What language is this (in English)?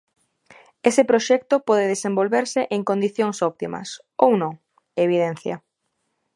Galician